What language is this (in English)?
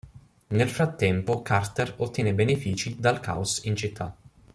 Italian